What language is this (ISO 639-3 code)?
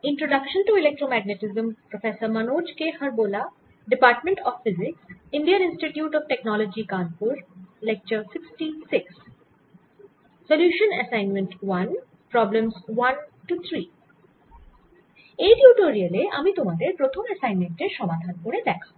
ben